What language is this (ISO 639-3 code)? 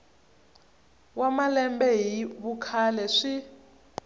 tso